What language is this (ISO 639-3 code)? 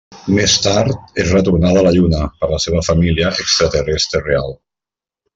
cat